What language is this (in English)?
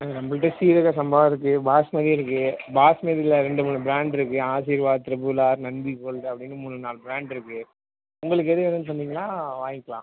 Tamil